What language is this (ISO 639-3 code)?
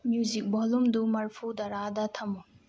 mni